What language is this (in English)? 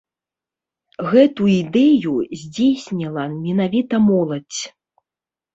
Belarusian